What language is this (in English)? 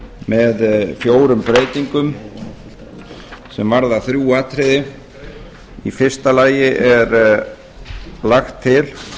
Icelandic